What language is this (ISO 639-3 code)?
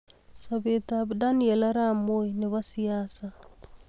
kln